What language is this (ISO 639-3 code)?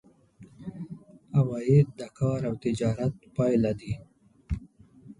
pus